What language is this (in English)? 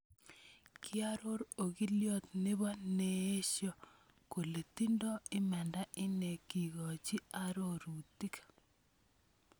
Kalenjin